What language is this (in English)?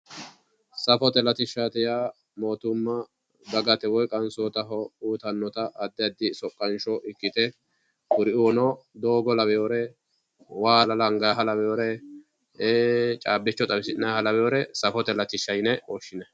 Sidamo